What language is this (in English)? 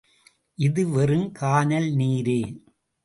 Tamil